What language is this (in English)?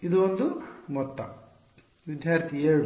Kannada